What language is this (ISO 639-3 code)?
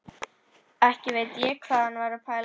isl